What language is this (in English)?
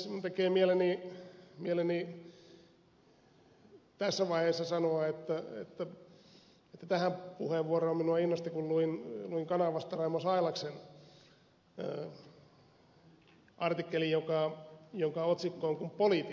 Finnish